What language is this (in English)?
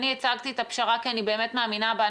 Hebrew